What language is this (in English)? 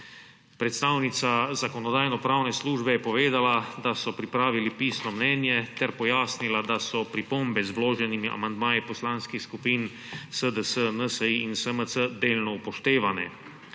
Slovenian